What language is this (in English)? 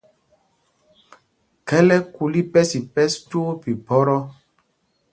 Mpumpong